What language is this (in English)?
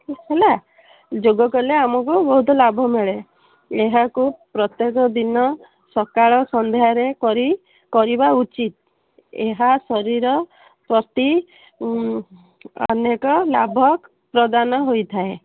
Odia